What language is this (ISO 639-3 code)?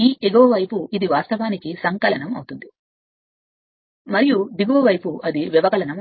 tel